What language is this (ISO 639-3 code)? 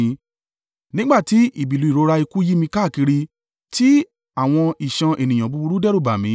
yor